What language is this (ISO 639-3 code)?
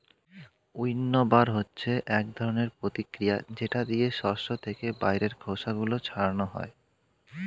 ben